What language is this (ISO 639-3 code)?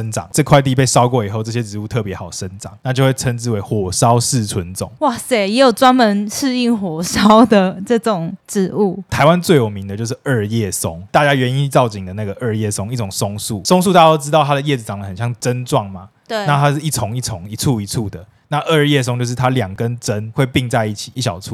zho